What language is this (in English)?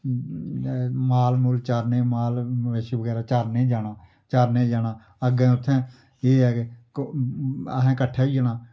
Dogri